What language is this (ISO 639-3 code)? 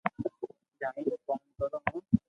lrk